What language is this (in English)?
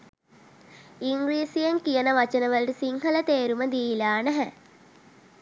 Sinhala